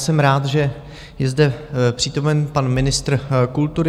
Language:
Czech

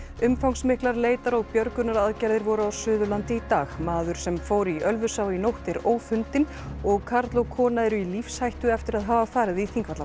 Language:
Icelandic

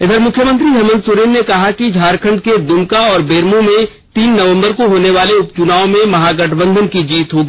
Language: Hindi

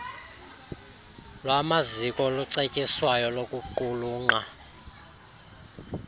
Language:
Xhosa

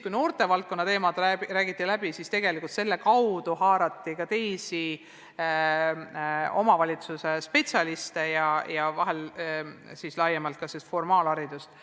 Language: Estonian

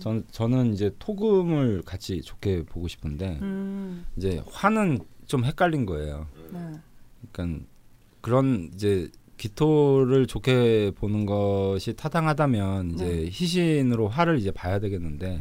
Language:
Korean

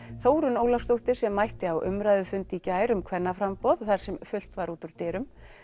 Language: Icelandic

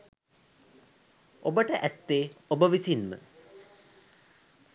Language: Sinhala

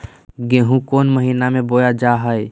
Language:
Magahi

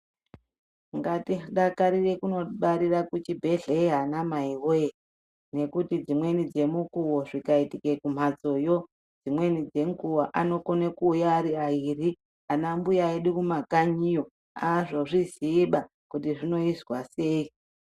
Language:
Ndau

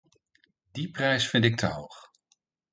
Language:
Dutch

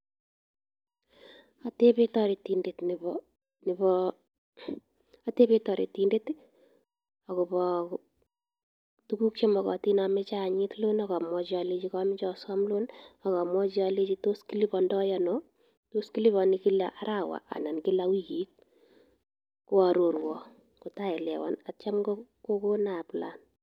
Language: Kalenjin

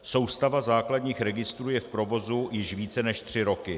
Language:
Czech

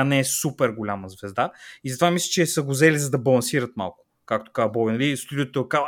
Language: Bulgarian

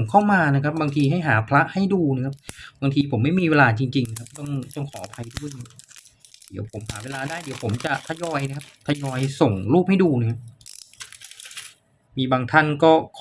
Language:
Thai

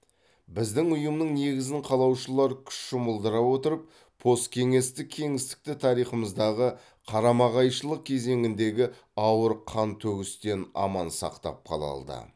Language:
Kazakh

